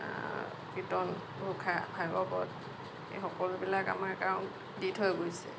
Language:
Assamese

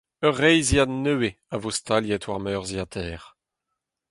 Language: Breton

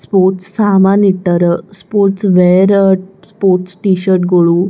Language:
Kannada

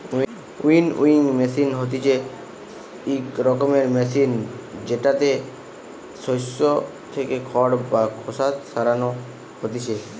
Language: Bangla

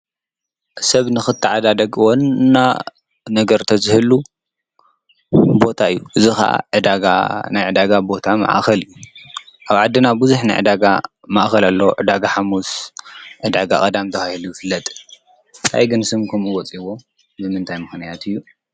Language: Tigrinya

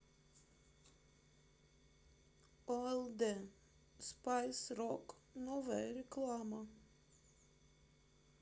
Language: Russian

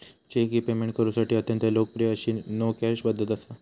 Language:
Marathi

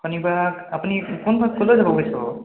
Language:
Assamese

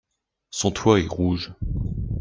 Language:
French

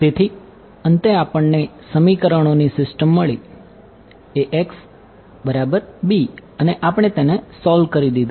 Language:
Gujarati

